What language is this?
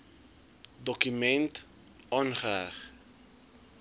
Afrikaans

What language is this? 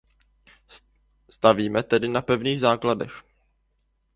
Czech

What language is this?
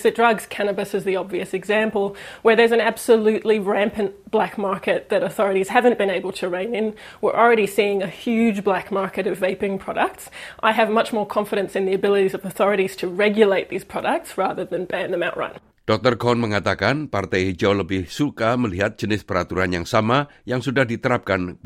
Indonesian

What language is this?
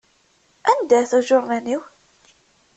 Kabyle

